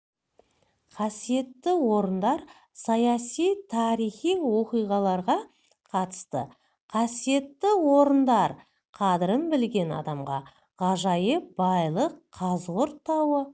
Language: Kazakh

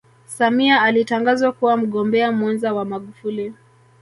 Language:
Swahili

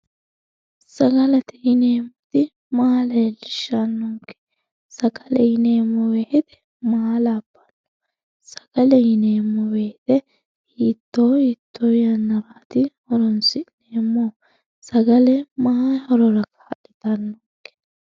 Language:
Sidamo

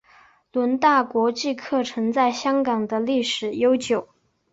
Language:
Chinese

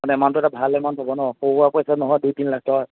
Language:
Assamese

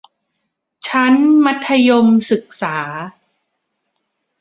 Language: Thai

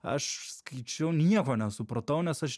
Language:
Lithuanian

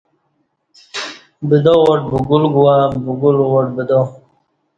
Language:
Kati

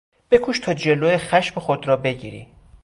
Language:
Persian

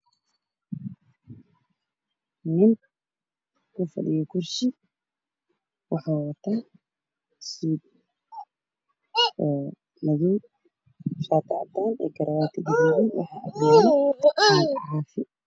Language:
Somali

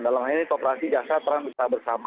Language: Indonesian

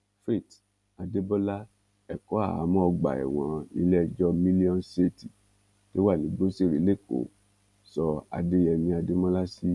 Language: Yoruba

